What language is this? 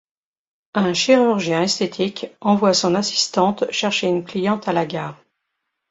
French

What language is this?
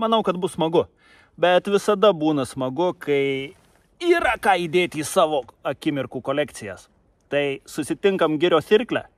Lithuanian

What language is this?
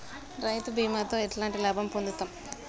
Telugu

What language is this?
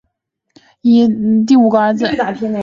Chinese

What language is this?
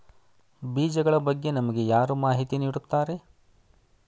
Kannada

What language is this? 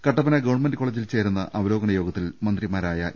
Malayalam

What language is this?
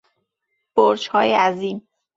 Persian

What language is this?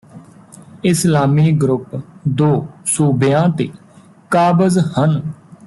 Punjabi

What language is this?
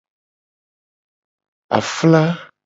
Gen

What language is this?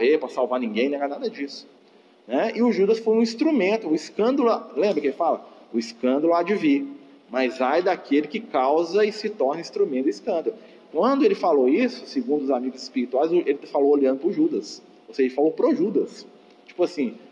Portuguese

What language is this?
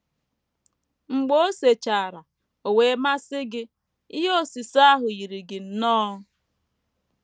Igbo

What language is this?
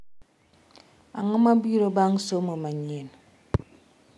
Luo (Kenya and Tanzania)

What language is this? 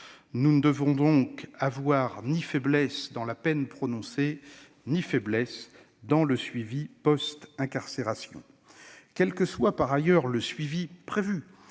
French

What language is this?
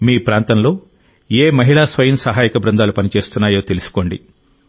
Telugu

